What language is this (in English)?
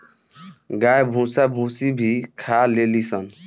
Bhojpuri